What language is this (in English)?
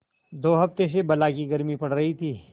Hindi